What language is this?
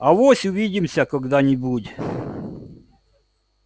Russian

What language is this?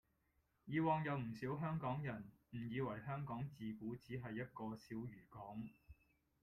Cantonese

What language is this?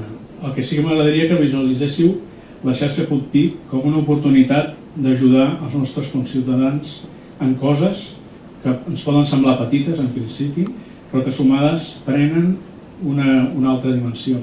Catalan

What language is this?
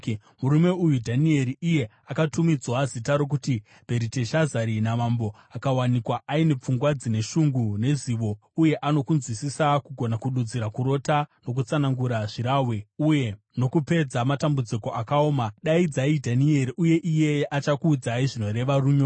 Shona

